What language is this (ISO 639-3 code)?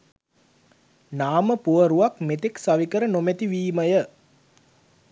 sin